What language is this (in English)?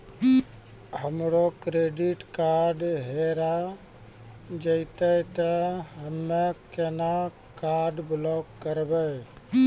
Maithili